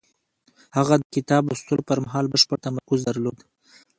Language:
Pashto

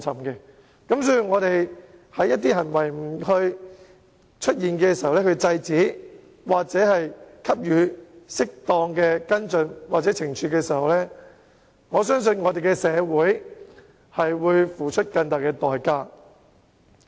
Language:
Cantonese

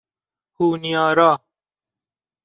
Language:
Persian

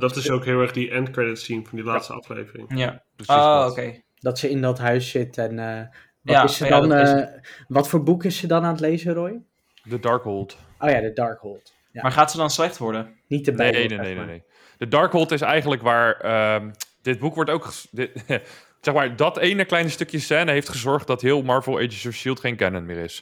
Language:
Dutch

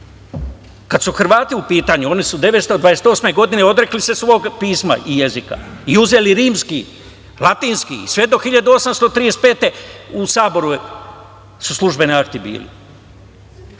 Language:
Serbian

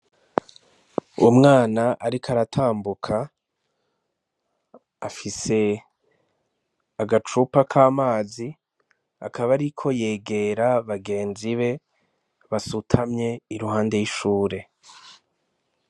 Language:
Rundi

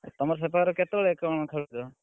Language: Odia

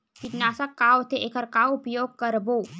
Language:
Chhattisgarhi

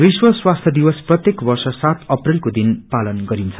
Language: Nepali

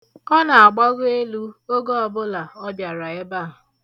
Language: Igbo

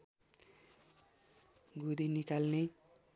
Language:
Nepali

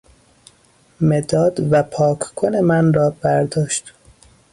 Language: Persian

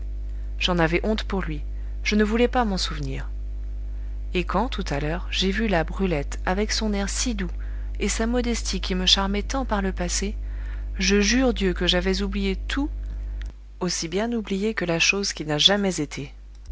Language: French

